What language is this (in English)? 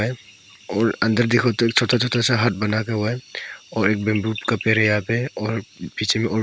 Hindi